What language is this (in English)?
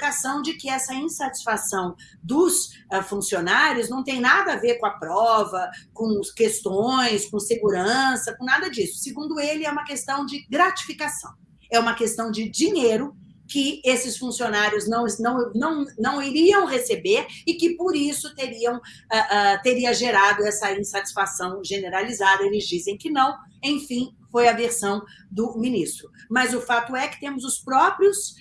Portuguese